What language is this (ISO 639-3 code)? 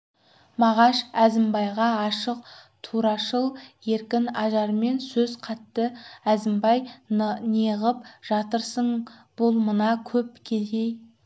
kaz